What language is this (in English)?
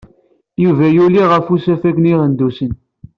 Kabyle